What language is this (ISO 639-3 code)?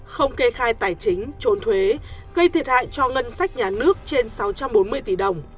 vie